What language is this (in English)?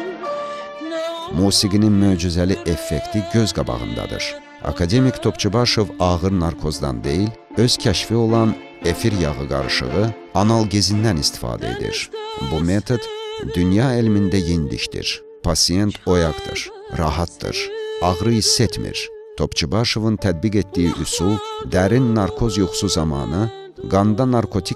Turkish